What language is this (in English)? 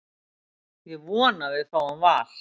Icelandic